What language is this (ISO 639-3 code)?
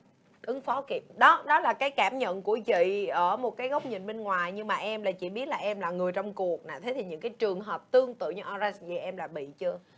vie